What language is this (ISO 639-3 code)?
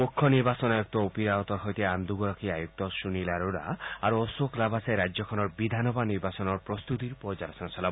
asm